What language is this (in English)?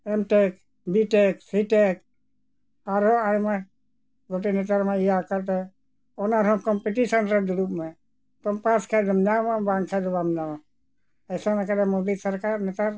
Santali